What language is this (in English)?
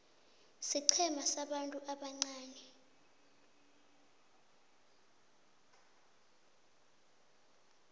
South Ndebele